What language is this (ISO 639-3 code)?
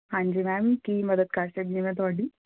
pan